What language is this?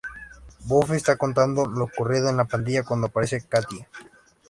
Spanish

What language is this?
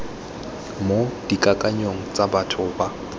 Tswana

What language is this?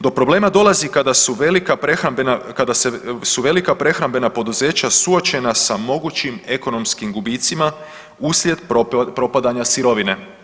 Croatian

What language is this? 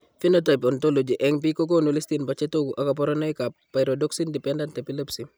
Kalenjin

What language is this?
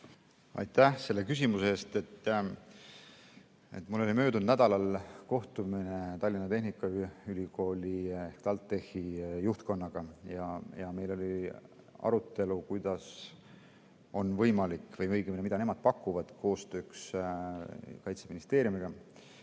Estonian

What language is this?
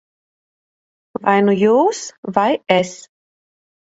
Latvian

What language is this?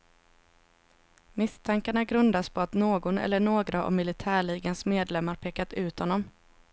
Swedish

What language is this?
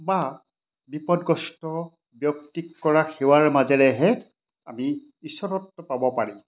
Assamese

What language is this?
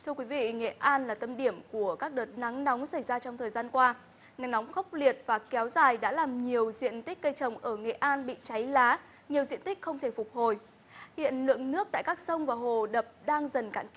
Vietnamese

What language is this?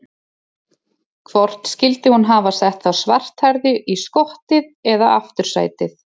Icelandic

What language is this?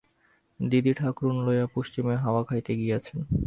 Bangla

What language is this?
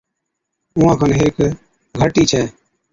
Od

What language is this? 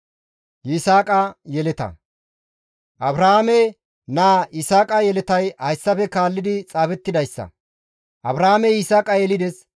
Gamo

